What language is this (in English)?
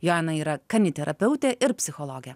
Lithuanian